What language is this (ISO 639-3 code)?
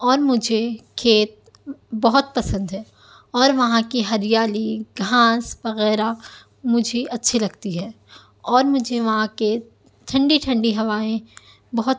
urd